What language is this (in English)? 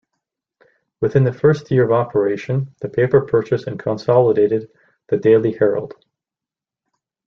English